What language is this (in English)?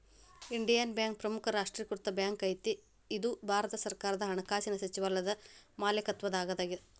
Kannada